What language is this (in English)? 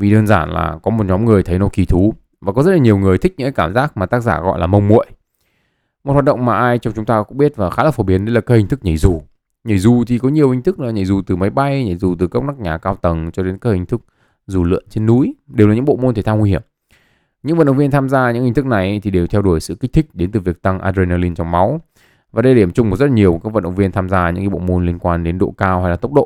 Vietnamese